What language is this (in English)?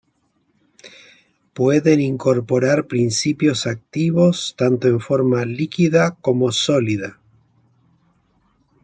Spanish